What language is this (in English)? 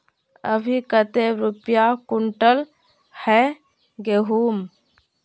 Magahi